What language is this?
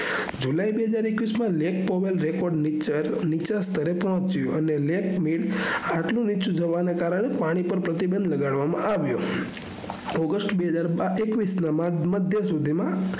Gujarati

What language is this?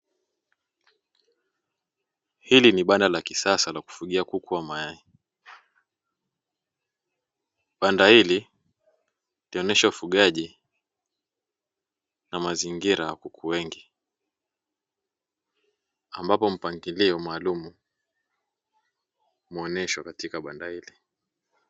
Swahili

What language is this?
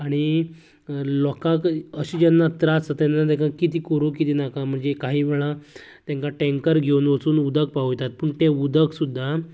Konkani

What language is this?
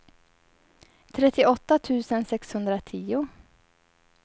Swedish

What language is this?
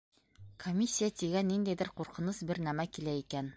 Bashkir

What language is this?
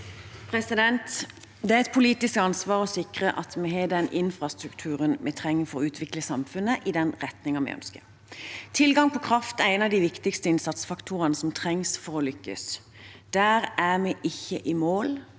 Norwegian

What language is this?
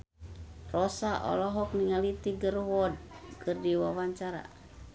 Sundanese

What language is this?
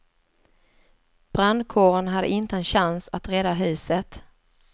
Swedish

